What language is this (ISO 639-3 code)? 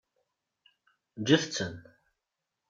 kab